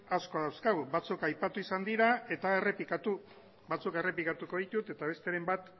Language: Basque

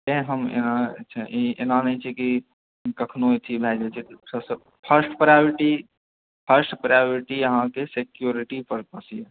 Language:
Maithili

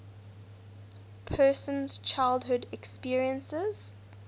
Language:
English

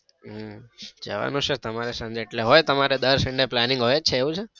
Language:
Gujarati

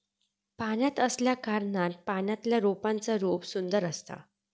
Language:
Marathi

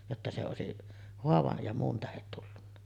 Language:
Finnish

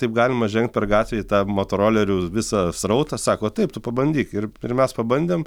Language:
Lithuanian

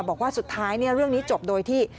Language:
Thai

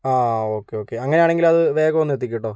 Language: Malayalam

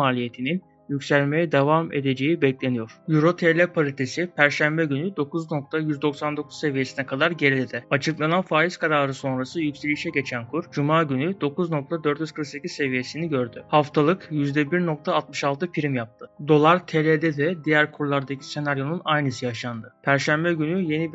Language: Turkish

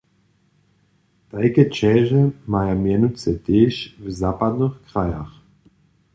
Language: Upper Sorbian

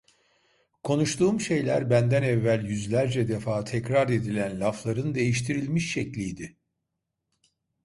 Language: Turkish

